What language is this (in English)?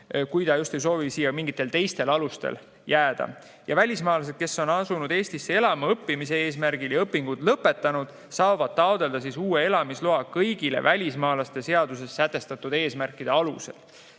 Estonian